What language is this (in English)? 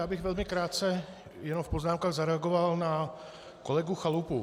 Czech